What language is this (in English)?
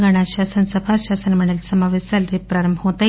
Telugu